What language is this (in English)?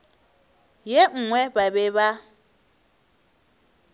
Northern Sotho